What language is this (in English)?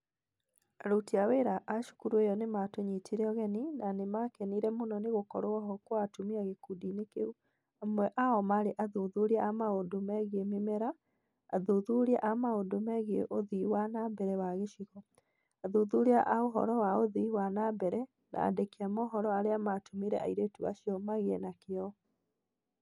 Kikuyu